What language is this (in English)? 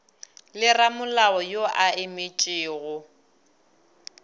Northern Sotho